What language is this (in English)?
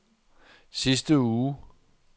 Danish